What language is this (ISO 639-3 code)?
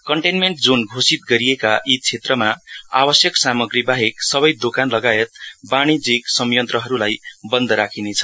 nep